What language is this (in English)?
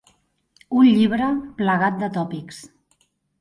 Catalan